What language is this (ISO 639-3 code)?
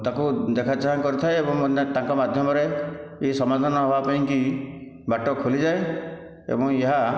ori